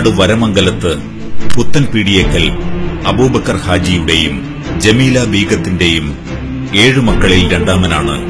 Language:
Malayalam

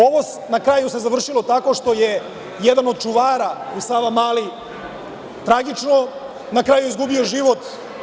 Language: Serbian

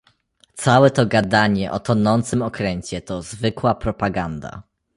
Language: Polish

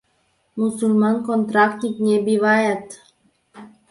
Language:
Mari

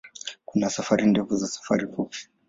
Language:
Swahili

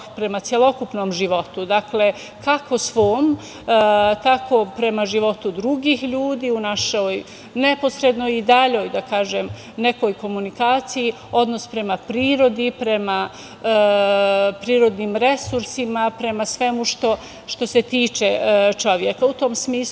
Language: Serbian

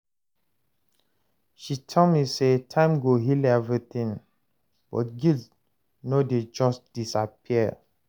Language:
Nigerian Pidgin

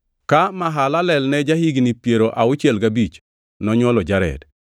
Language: Luo (Kenya and Tanzania)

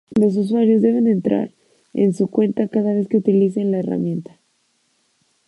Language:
Spanish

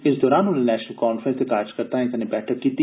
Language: Dogri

